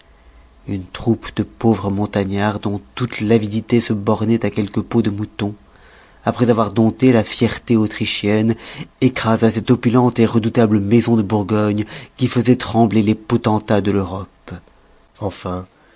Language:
French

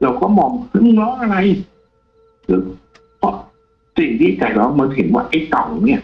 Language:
Thai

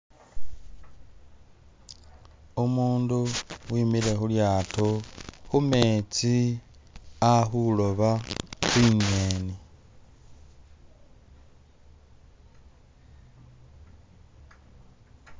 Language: Masaaba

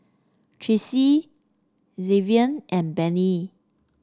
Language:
English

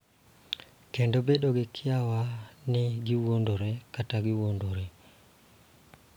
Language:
Luo (Kenya and Tanzania)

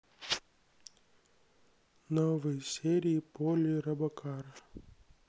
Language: Russian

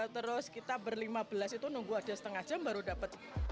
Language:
Indonesian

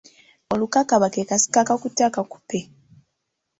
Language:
Ganda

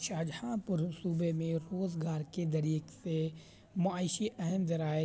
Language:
Urdu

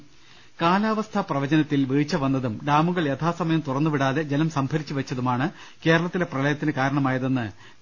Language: Malayalam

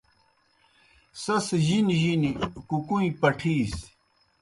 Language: Kohistani Shina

